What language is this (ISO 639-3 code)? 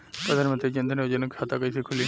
bho